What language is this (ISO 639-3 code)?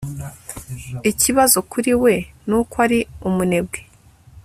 kin